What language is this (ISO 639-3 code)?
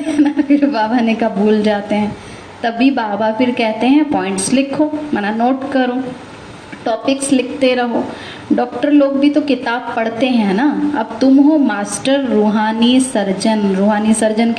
hin